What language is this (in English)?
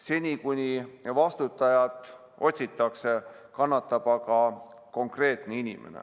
Estonian